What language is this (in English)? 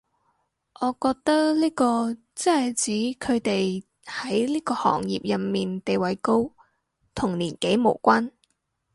Cantonese